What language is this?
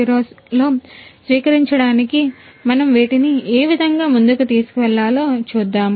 Telugu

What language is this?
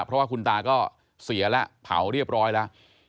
Thai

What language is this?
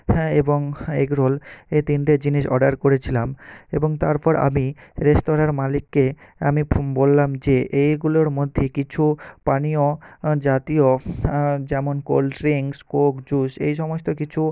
Bangla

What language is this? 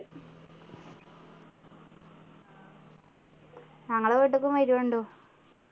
Malayalam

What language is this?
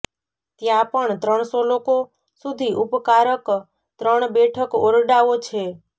Gujarati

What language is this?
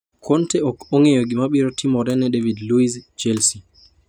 Luo (Kenya and Tanzania)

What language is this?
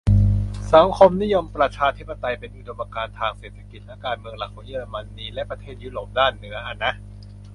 Thai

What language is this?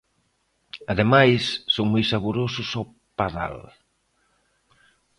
Galician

